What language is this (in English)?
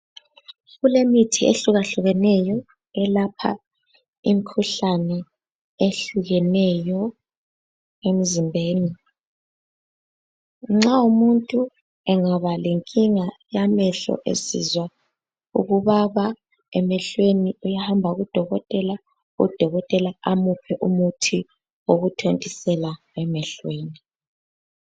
North Ndebele